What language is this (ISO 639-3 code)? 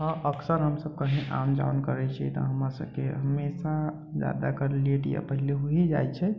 mai